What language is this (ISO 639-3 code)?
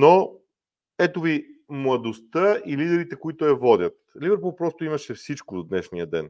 bul